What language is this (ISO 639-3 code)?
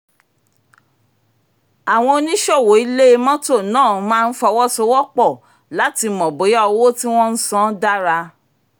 yor